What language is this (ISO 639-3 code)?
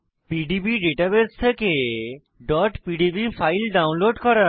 ben